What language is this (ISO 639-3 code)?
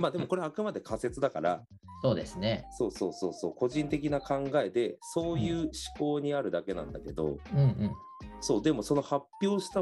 jpn